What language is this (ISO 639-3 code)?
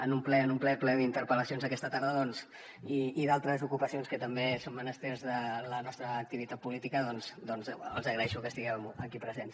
cat